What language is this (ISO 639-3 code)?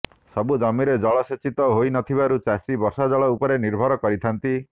ori